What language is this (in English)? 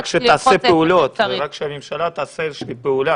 Hebrew